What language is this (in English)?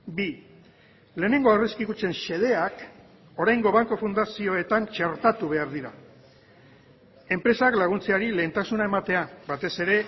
Basque